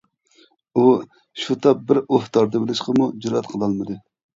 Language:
Uyghur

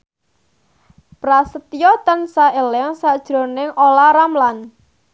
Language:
Javanese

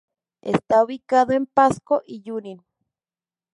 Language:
Spanish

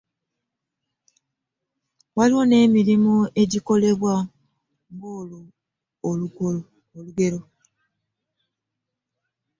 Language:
Ganda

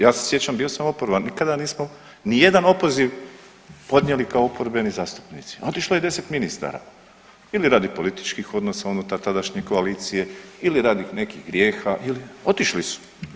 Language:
Croatian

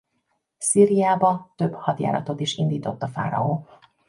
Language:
Hungarian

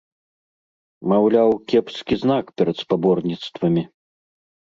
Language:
Belarusian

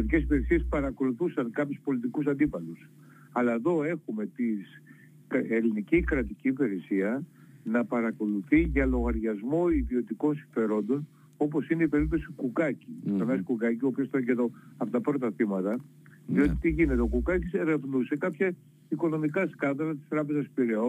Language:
Greek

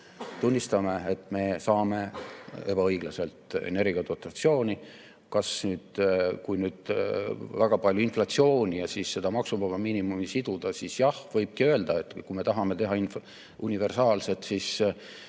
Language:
Estonian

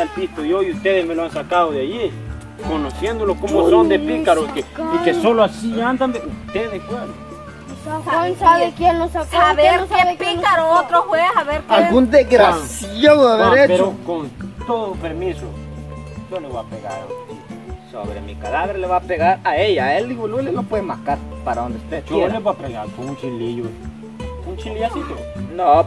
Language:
Spanish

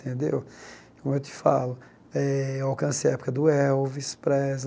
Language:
Portuguese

